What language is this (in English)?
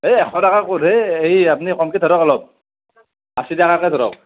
Assamese